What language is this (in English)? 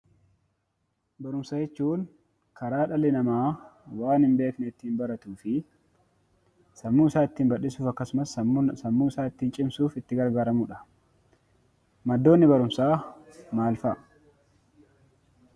Oromo